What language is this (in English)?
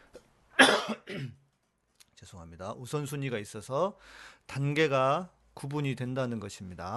Korean